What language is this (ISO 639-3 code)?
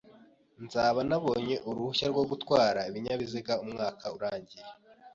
kin